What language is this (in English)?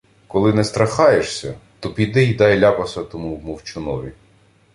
Ukrainian